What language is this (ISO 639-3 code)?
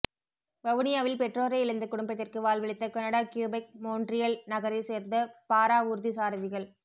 tam